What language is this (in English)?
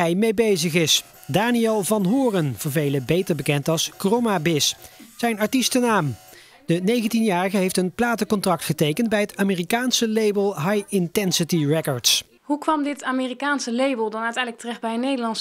Dutch